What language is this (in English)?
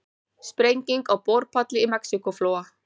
Icelandic